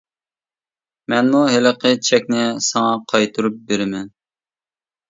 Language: Uyghur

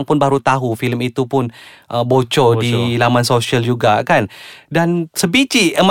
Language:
Malay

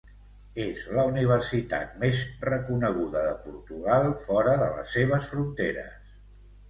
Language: Catalan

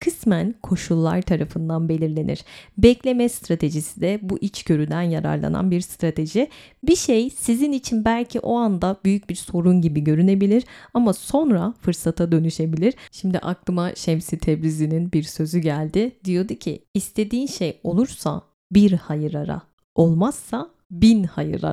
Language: Turkish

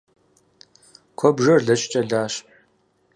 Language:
Kabardian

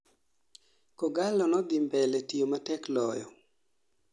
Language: Luo (Kenya and Tanzania)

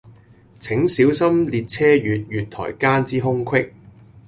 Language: Cantonese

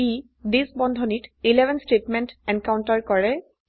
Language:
Assamese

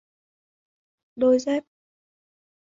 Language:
Vietnamese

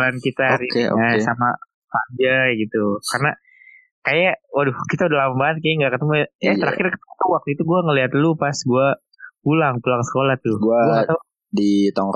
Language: Indonesian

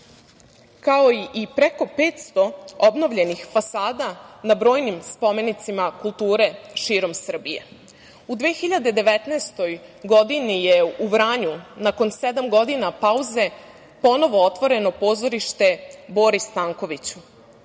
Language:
Serbian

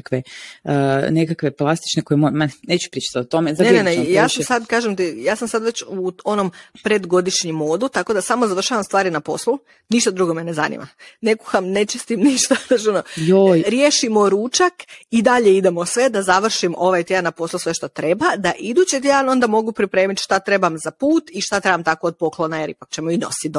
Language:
Croatian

